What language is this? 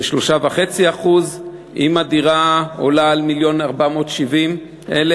Hebrew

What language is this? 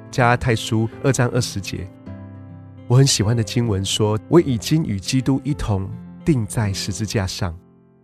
Chinese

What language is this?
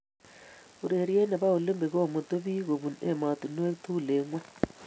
Kalenjin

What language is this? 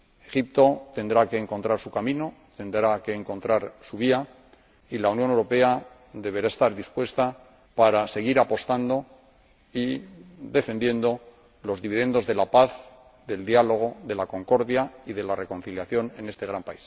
Spanish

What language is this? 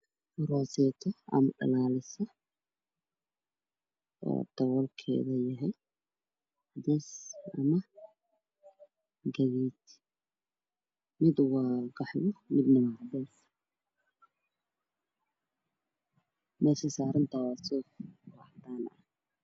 Somali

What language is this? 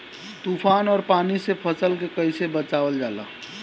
Bhojpuri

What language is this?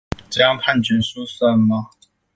Chinese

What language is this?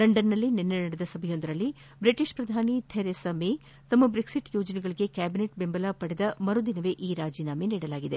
Kannada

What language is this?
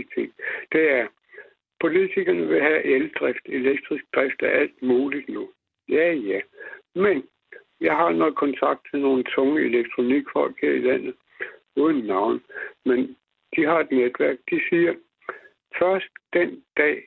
Danish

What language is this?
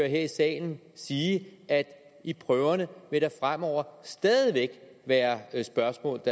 Danish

